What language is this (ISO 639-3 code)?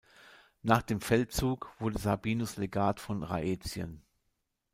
deu